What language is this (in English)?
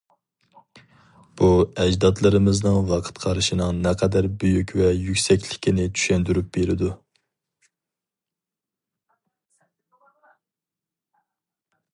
Uyghur